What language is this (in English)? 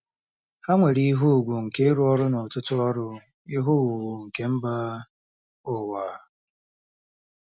Igbo